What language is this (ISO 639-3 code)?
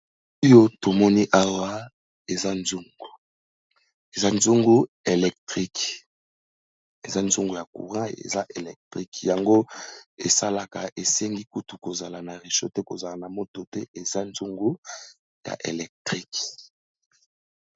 lin